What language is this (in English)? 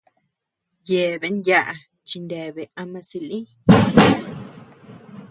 Tepeuxila Cuicatec